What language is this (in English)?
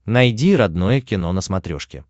Russian